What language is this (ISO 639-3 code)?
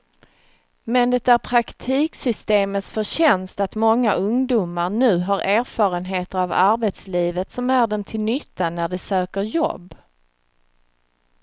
swe